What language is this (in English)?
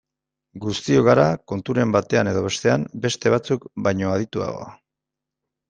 Basque